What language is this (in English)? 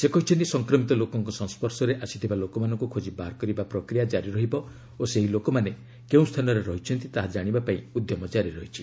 Odia